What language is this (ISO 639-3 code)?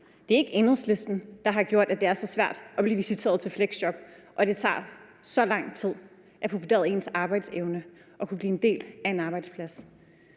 dan